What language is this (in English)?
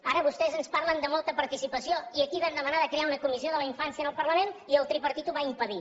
Catalan